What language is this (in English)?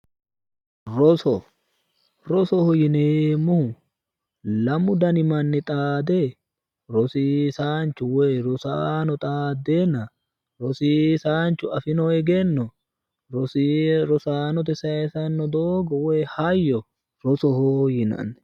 Sidamo